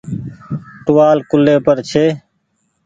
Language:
Goaria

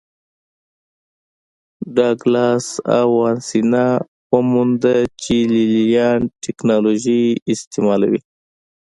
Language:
Pashto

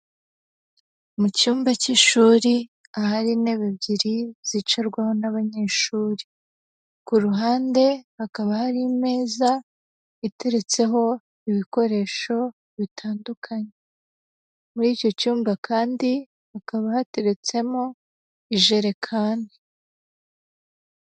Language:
Kinyarwanda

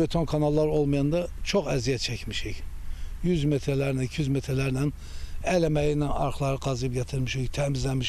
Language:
Turkish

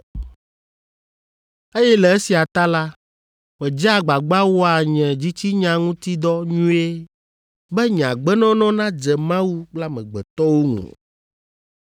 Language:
Ewe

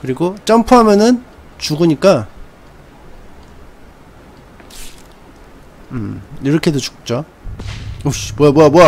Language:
Korean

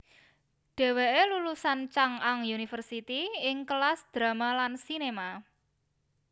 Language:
Javanese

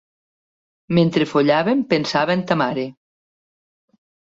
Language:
Catalan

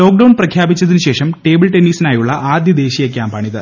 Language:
Malayalam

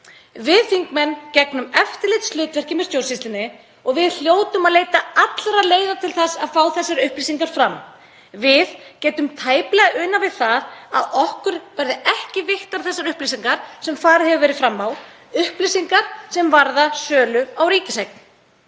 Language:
Icelandic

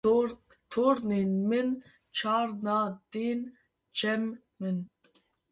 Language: Kurdish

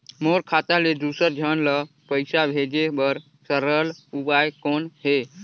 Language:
Chhattisgarhi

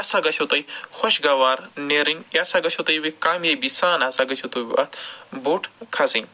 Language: Kashmiri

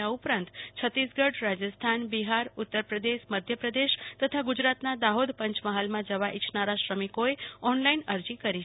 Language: Gujarati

